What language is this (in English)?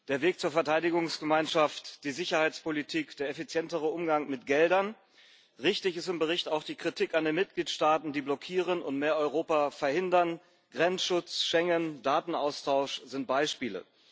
German